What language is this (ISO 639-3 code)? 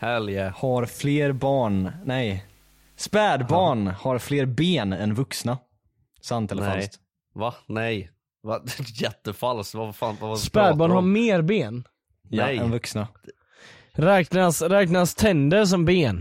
swe